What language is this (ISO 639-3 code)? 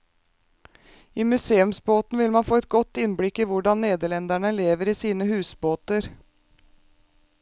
nor